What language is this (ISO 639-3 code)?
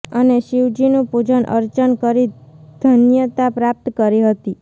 guj